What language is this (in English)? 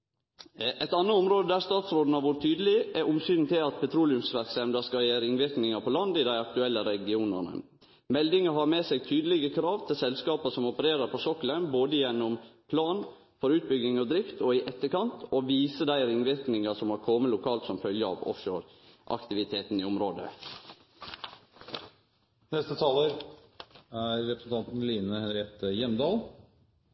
Norwegian